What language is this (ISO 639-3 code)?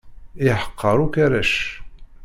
kab